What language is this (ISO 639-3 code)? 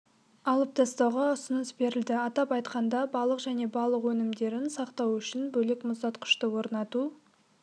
kaz